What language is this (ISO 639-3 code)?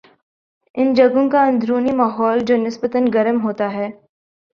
urd